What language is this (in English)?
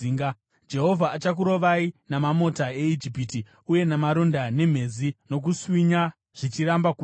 Shona